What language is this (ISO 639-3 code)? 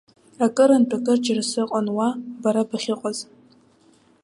abk